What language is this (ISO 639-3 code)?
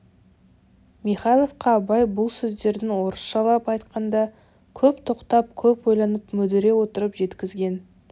kaz